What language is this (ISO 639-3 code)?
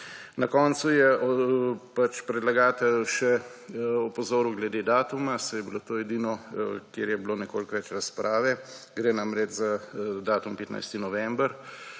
slv